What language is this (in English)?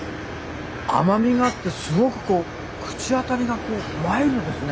Japanese